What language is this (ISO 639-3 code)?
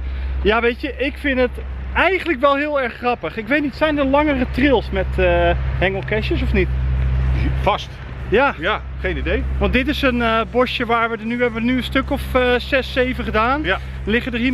nld